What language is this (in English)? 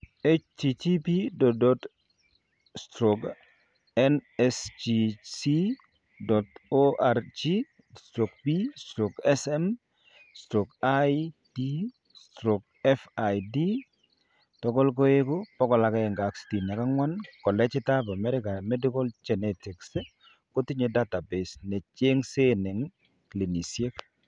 Kalenjin